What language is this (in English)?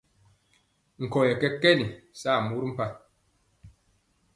Mpiemo